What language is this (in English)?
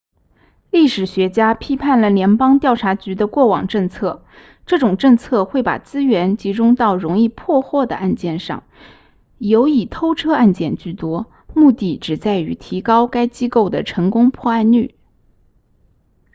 Chinese